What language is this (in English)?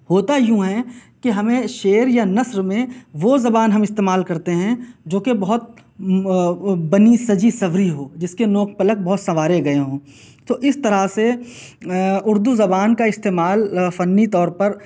Urdu